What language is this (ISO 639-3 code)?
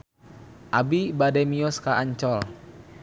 sun